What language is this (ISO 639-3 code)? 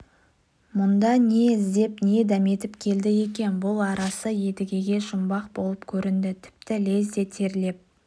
kaz